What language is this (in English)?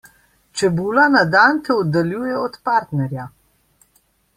Slovenian